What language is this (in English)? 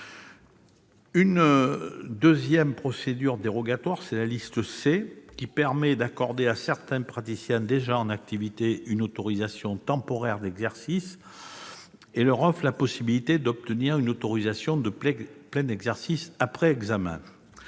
French